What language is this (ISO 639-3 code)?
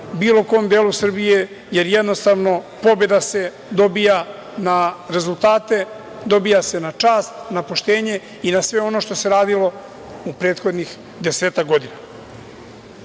srp